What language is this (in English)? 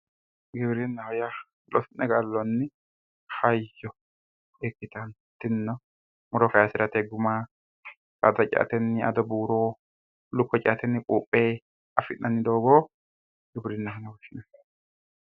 Sidamo